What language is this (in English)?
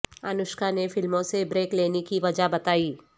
Urdu